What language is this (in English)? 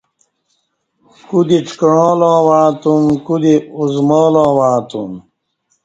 Kati